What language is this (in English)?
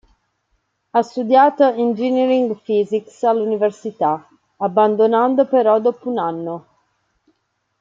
Italian